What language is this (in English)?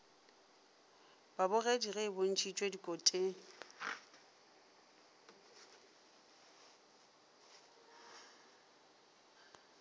Northern Sotho